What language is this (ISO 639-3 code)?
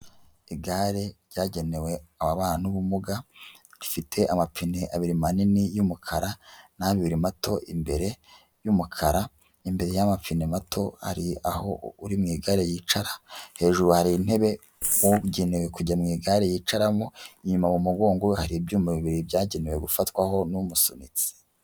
kin